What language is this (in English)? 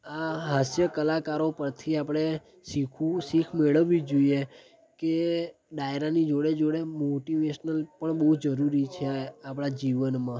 Gujarati